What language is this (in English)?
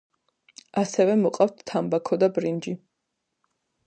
Georgian